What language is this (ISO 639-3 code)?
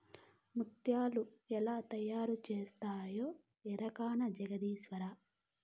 tel